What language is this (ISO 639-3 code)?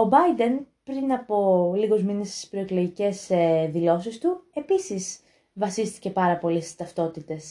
ell